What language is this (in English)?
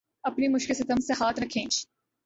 Urdu